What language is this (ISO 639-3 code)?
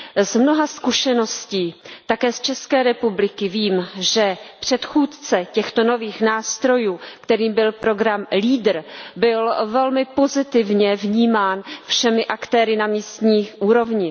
ces